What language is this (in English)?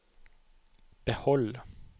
Norwegian